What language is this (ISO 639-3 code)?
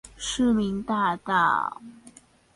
zho